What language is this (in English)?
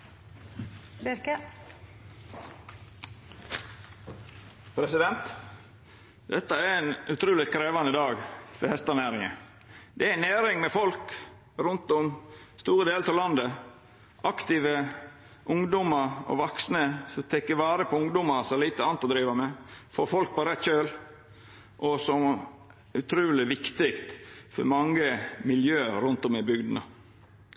Norwegian Nynorsk